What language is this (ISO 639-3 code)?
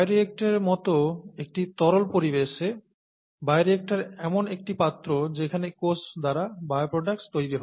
ben